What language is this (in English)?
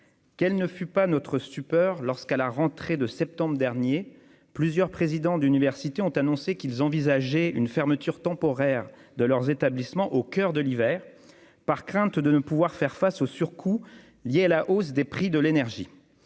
French